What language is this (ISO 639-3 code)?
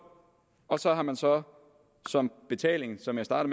dan